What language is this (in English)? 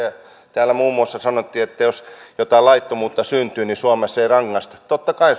Finnish